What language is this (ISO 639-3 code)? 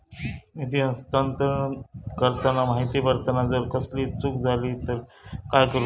mar